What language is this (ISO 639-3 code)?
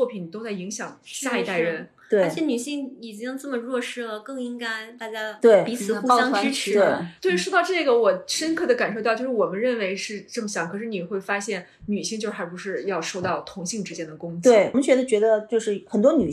zho